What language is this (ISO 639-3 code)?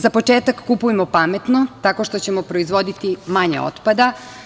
srp